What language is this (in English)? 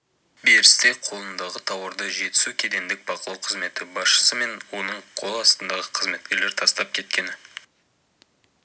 Kazakh